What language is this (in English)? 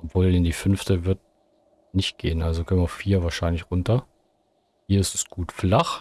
German